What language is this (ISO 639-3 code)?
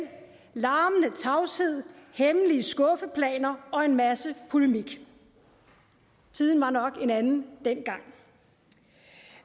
dan